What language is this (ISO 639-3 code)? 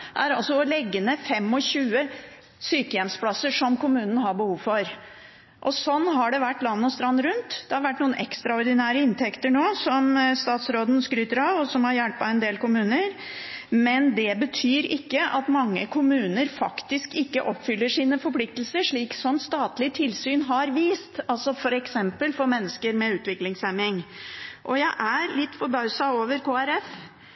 nob